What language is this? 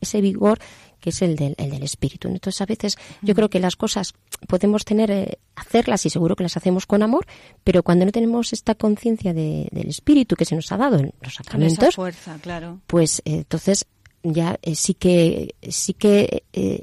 Spanish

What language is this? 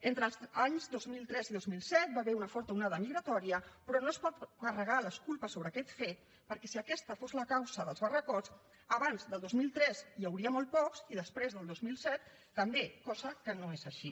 Catalan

